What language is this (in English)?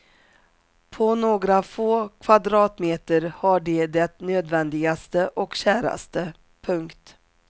Swedish